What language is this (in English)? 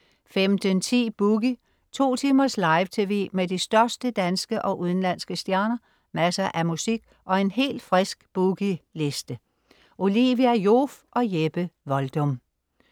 Danish